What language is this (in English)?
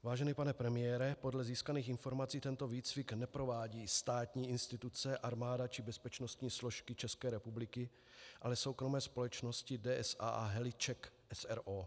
Czech